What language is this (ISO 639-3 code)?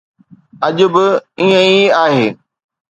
snd